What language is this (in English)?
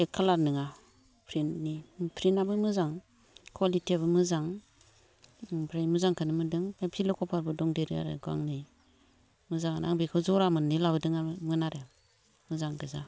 Bodo